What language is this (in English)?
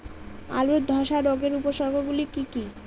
Bangla